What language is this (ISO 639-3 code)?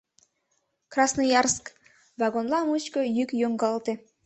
chm